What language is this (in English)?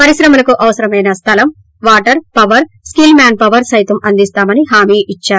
Telugu